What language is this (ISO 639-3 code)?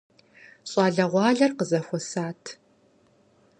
kbd